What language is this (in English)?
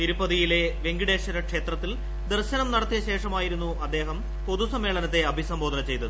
Malayalam